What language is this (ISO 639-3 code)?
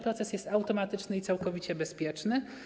pol